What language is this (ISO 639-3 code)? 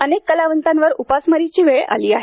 mar